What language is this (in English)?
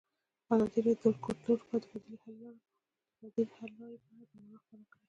Pashto